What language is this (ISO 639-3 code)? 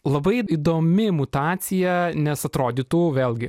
lit